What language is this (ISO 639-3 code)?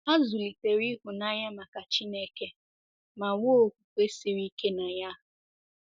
ibo